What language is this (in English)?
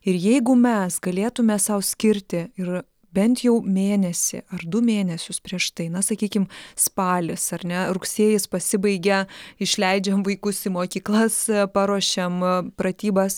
Lithuanian